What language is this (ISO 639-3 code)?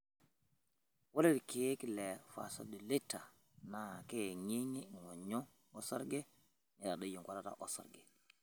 mas